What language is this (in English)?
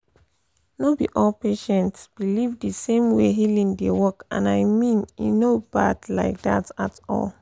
Nigerian Pidgin